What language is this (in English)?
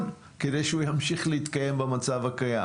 Hebrew